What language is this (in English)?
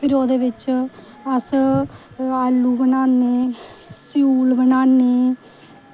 Dogri